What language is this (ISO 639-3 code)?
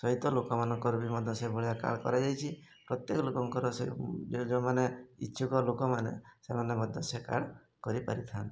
ori